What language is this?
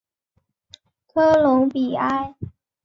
Chinese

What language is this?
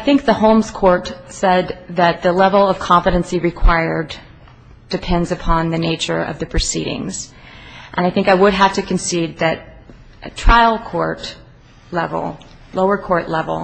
English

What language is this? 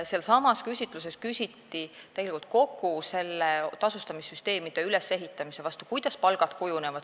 Estonian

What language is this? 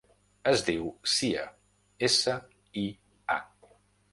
Catalan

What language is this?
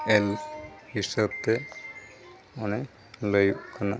Santali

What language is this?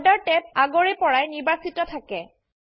Assamese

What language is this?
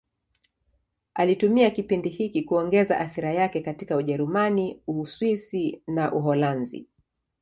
Swahili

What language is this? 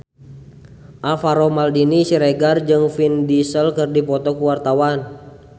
Sundanese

